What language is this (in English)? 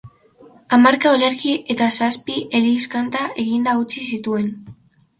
Basque